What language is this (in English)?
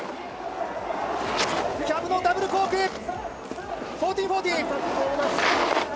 Japanese